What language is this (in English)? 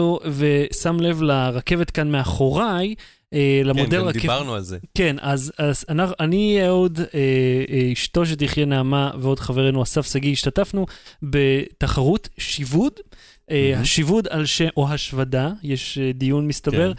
Hebrew